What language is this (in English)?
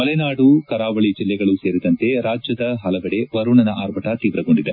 Kannada